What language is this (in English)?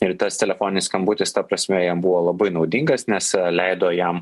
Lithuanian